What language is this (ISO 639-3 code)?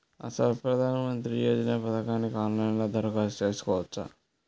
tel